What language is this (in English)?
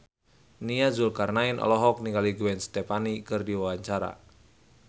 Sundanese